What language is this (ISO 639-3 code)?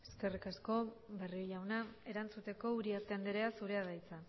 eus